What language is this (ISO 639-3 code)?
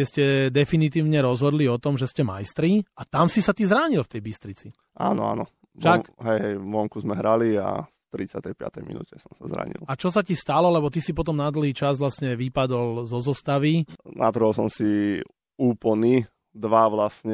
slk